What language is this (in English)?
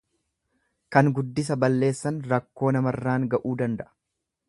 Oromo